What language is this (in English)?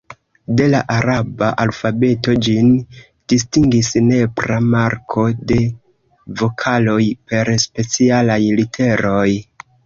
Esperanto